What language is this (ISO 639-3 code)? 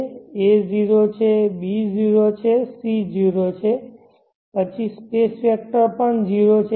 guj